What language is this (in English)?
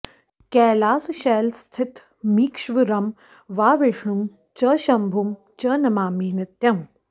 Sanskrit